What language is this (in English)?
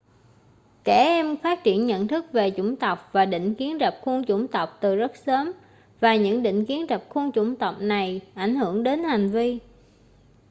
Vietnamese